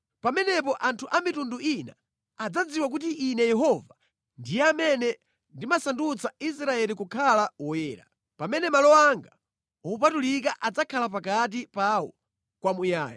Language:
Nyanja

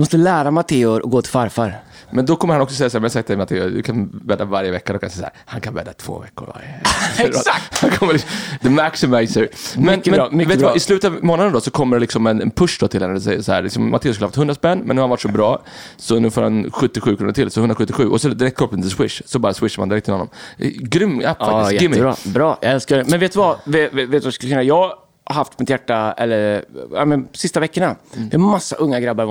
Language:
Swedish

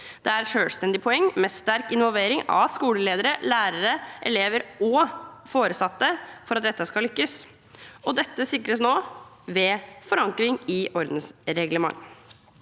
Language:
Norwegian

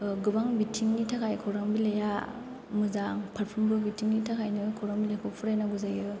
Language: Bodo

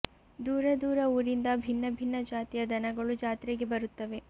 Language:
Kannada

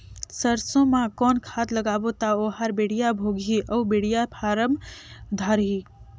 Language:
Chhattisgarhi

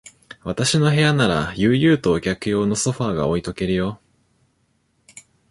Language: Japanese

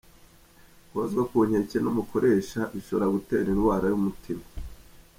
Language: Kinyarwanda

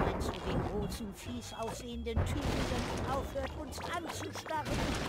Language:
German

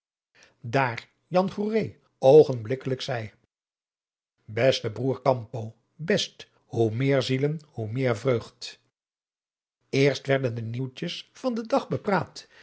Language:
Dutch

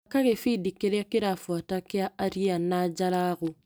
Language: Kikuyu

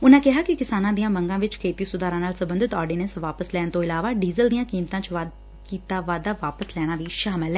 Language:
Punjabi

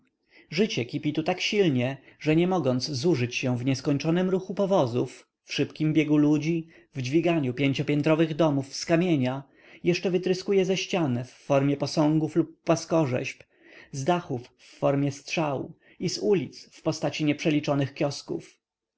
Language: Polish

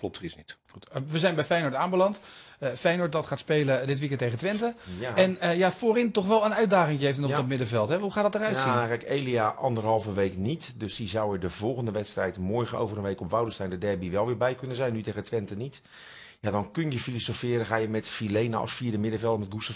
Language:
Dutch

